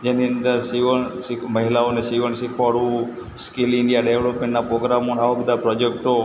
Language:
Gujarati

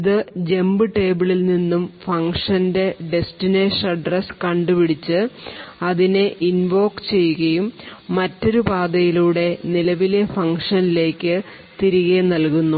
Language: Malayalam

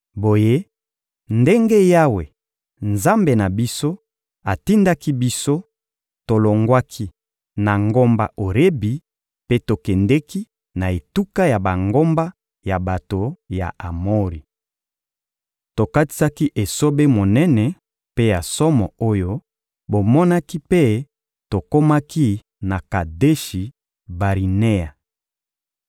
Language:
Lingala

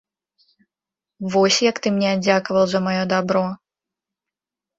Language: Belarusian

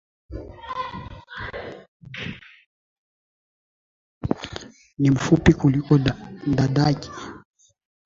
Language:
Swahili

